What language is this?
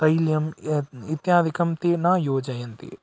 Sanskrit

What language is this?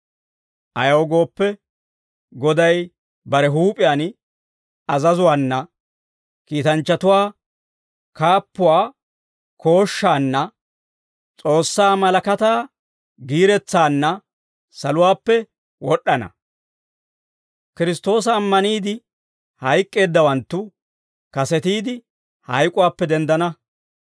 Dawro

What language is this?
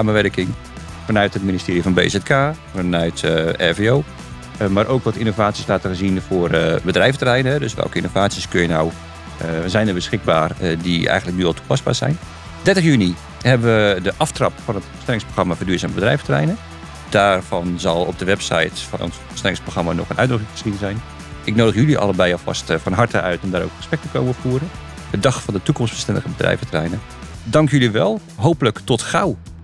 Dutch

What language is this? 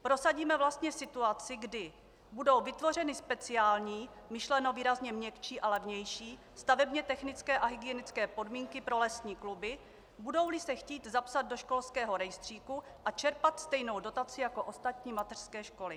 Czech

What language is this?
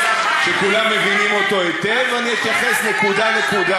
Hebrew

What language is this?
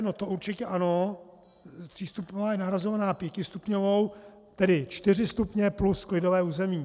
Czech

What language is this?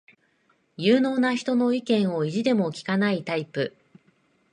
Japanese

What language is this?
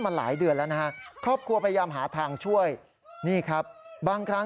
Thai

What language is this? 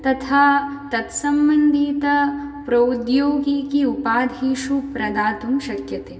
Sanskrit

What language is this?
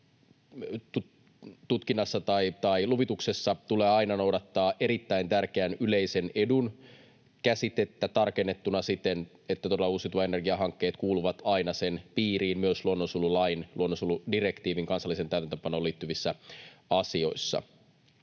Finnish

